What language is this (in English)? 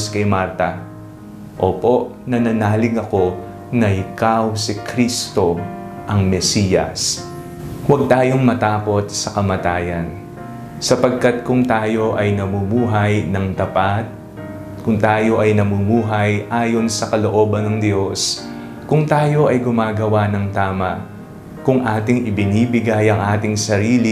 Filipino